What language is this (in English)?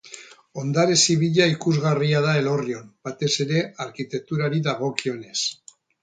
Basque